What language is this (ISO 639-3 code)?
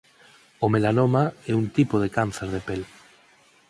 glg